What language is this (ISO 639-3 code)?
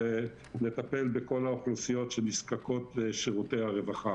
heb